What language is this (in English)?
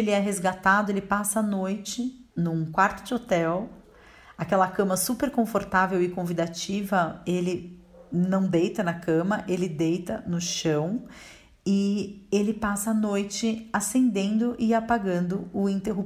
Portuguese